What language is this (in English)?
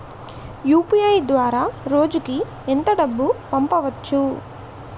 Telugu